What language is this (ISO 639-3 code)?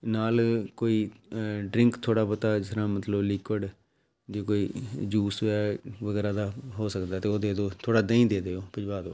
pan